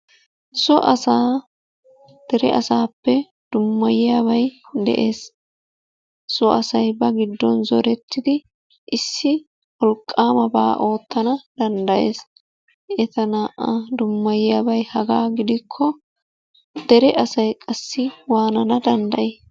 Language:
Wolaytta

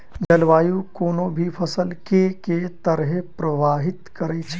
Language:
Maithili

